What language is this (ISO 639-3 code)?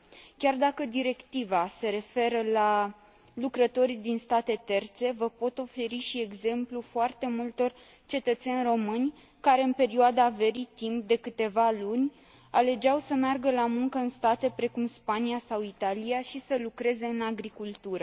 ron